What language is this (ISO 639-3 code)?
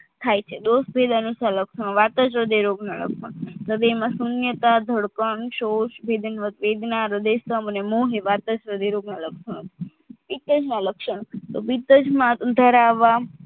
guj